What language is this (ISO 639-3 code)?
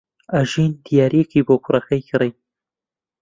ckb